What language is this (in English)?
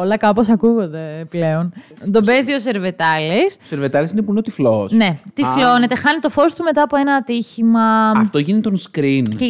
Greek